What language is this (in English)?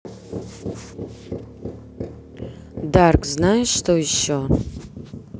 Russian